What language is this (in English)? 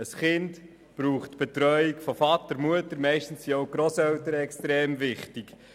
Swiss German